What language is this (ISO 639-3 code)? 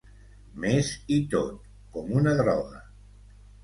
cat